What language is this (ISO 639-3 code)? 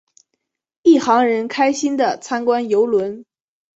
zho